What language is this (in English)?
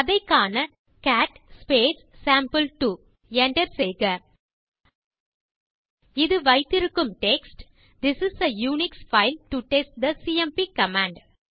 Tamil